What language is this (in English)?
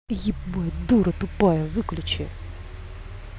Russian